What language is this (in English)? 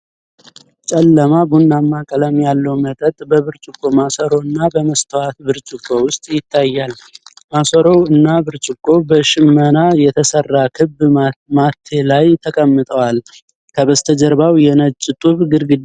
Amharic